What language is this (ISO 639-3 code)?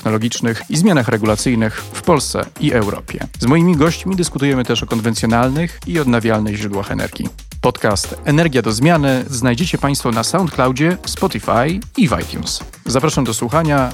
pol